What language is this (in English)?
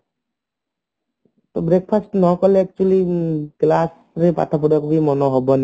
Odia